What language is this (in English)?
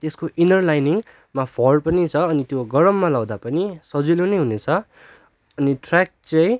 Nepali